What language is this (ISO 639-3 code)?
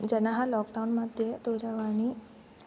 san